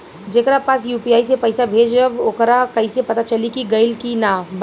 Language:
Bhojpuri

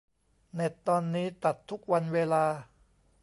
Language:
Thai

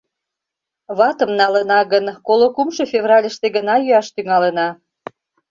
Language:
Mari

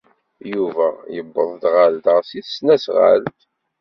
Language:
Kabyle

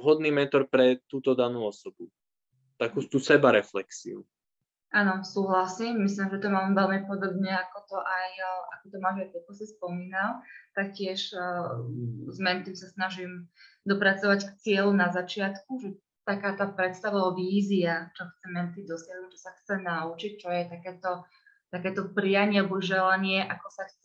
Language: Slovak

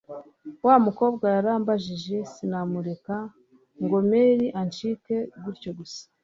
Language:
Kinyarwanda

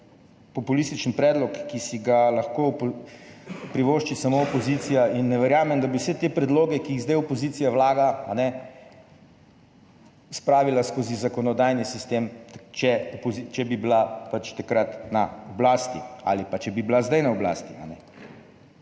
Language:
Slovenian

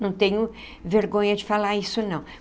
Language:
Portuguese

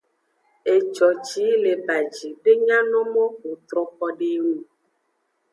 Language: Aja (Benin)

